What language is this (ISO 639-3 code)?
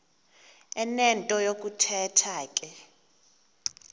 xho